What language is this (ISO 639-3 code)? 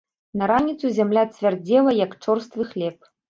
bel